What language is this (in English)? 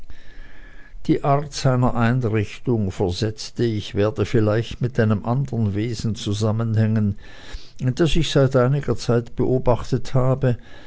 German